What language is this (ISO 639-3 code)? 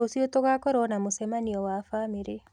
kik